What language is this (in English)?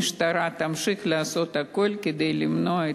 Hebrew